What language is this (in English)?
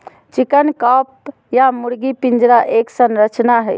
Magahi